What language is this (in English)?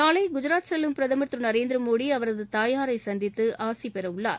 Tamil